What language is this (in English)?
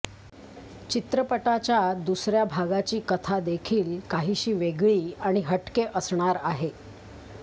Marathi